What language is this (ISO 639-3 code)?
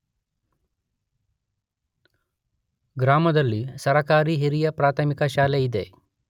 kan